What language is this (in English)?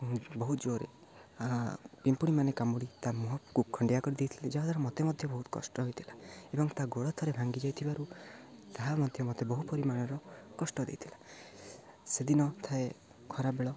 Odia